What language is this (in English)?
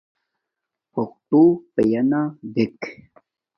Domaaki